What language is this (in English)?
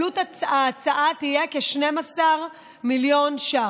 Hebrew